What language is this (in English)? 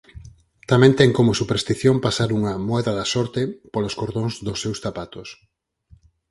Galician